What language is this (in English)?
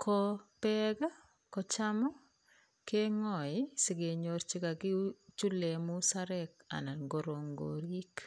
Kalenjin